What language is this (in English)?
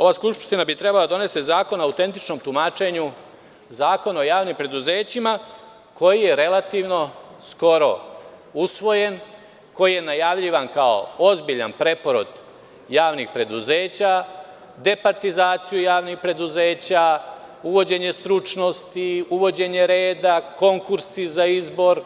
Serbian